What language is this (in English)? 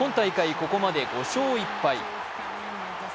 Japanese